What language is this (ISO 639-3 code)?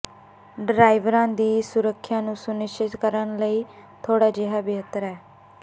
pan